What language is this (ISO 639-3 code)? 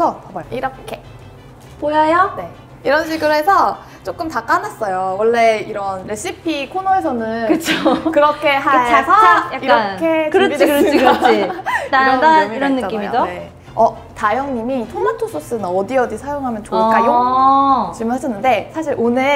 kor